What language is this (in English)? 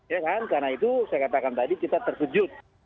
Indonesian